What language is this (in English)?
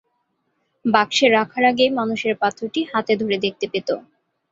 Bangla